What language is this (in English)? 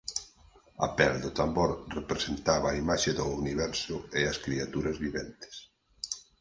Galician